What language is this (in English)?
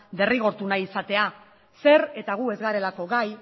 Basque